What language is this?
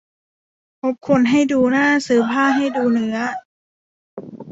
Thai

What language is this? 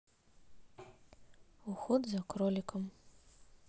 Russian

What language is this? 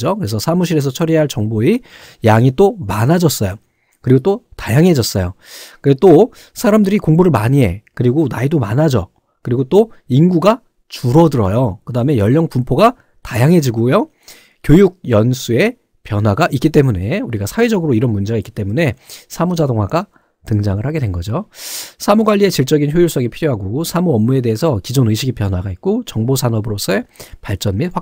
Korean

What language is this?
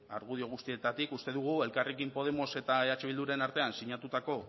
Basque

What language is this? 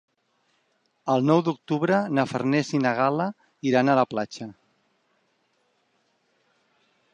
Catalan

